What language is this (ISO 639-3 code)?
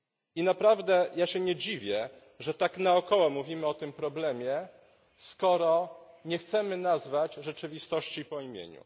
pol